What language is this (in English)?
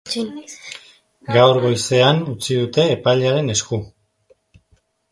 Basque